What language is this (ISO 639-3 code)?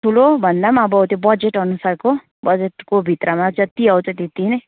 nep